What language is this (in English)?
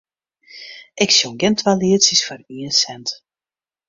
Western Frisian